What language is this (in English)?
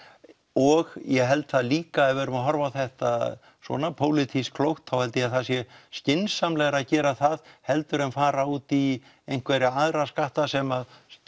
Icelandic